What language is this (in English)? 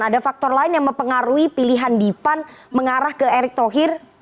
Indonesian